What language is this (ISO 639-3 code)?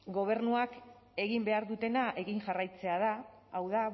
eus